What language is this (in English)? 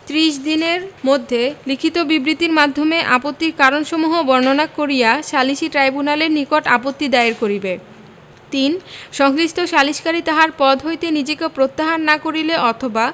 Bangla